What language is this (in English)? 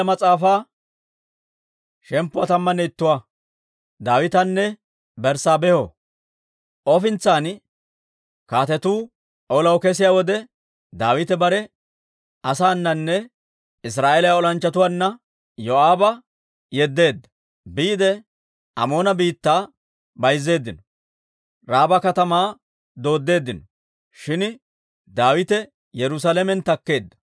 Dawro